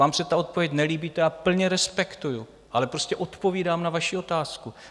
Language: Czech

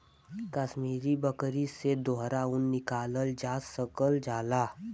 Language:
Bhojpuri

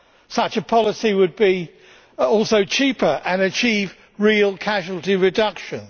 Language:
English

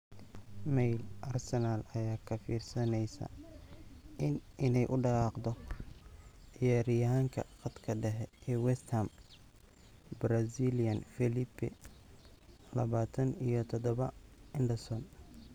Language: Somali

